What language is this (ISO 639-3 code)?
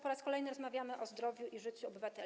pol